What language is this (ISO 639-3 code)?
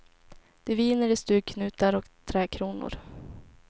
swe